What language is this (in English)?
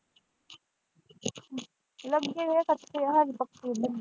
Punjabi